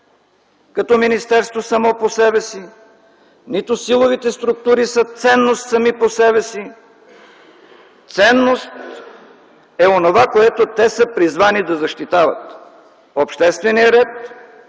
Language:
Bulgarian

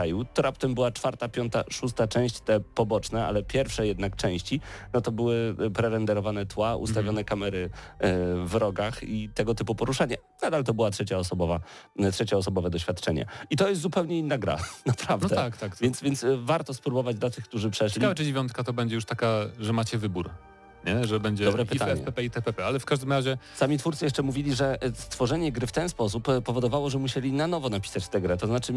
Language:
Polish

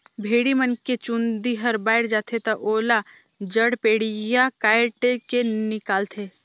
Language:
Chhattisgarhi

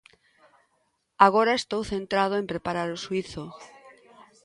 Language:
Galician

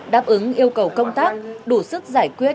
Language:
Vietnamese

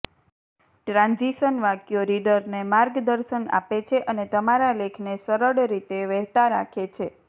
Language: Gujarati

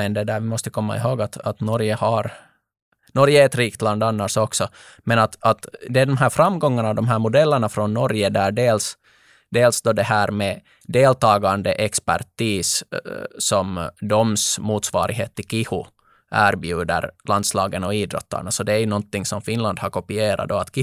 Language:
Swedish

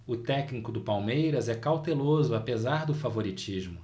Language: Portuguese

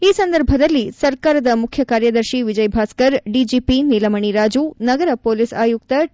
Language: Kannada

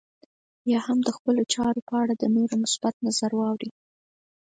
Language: Pashto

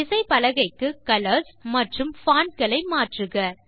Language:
Tamil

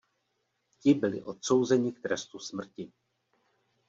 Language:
Czech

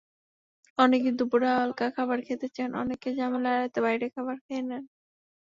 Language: Bangla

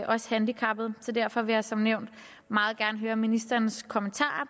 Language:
Danish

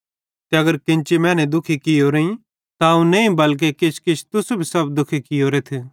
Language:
Bhadrawahi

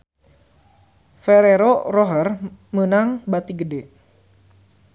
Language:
Sundanese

